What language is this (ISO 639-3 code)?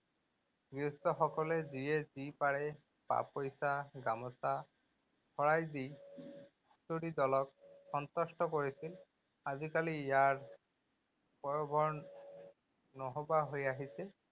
asm